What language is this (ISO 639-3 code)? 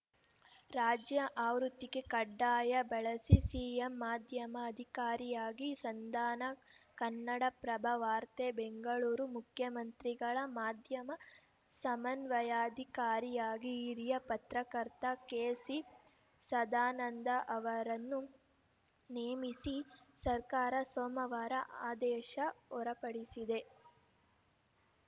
kan